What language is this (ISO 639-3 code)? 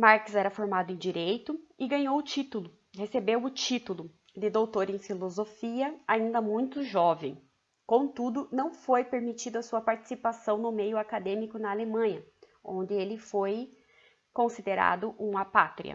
por